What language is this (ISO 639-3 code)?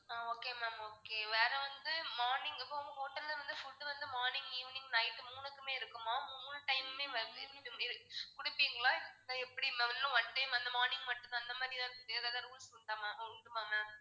tam